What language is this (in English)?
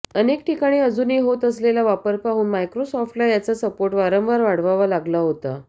Marathi